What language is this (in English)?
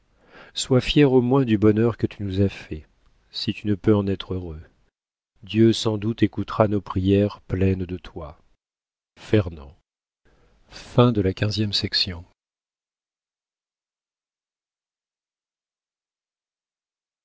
French